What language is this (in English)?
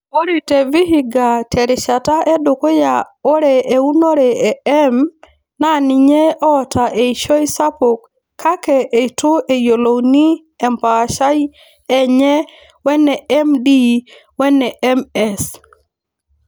Masai